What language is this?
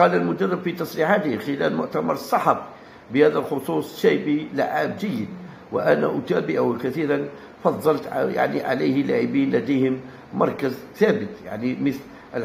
Arabic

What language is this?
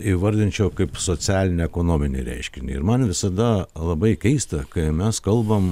Lithuanian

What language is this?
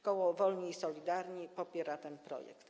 Polish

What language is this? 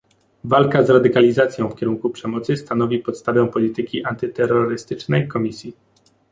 Polish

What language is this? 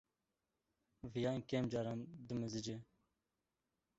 Kurdish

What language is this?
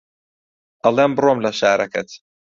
Central Kurdish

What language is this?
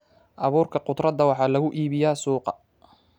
Somali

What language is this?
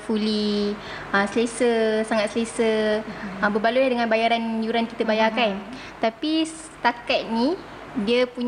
Malay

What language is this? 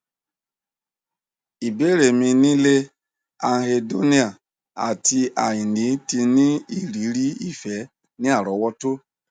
Yoruba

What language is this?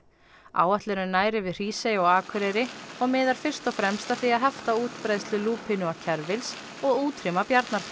Icelandic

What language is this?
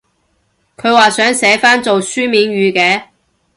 Cantonese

